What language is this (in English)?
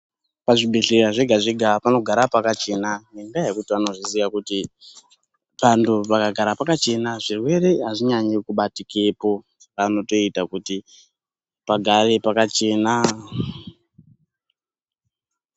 Ndau